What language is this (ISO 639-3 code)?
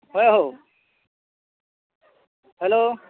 ori